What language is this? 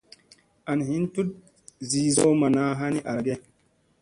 Musey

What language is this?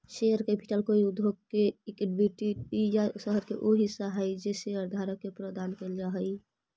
Magahi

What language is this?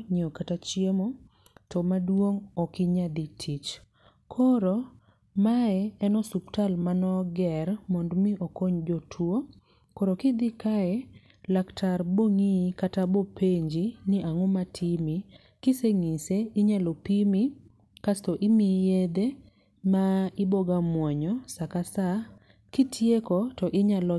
Luo (Kenya and Tanzania)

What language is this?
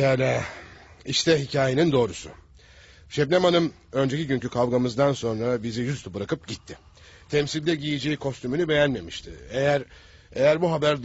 Turkish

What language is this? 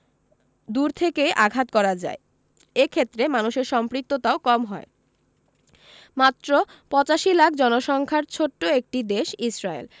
Bangla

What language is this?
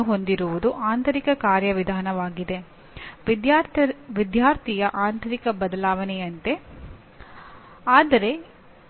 Kannada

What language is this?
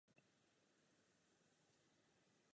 Czech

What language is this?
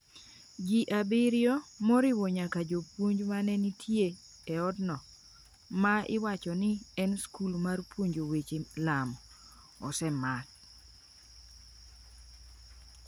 Luo (Kenya and Tanzania)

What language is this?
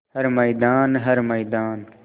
Hindi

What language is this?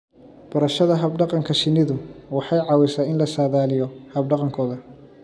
Somali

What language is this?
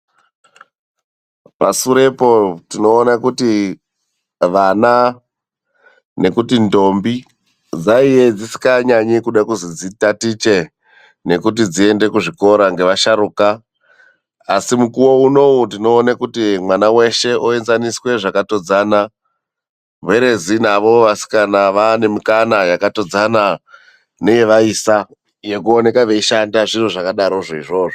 Ndau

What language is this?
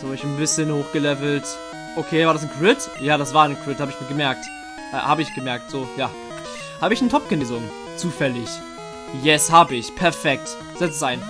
German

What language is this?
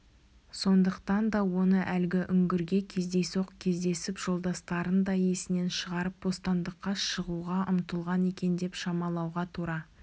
Kazakh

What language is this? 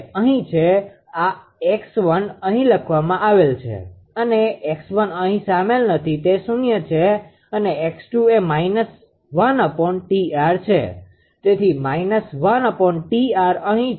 Gujarati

